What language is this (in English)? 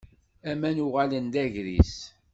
Kabyle